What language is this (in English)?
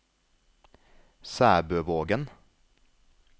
Norwegian